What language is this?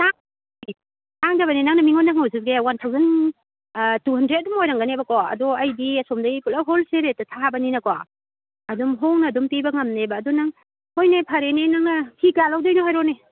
Manipuri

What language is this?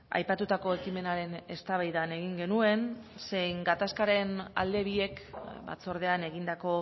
Basque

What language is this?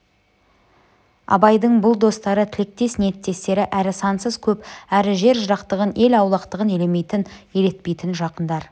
Kazakh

